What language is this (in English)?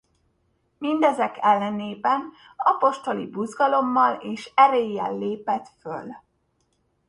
Hungarian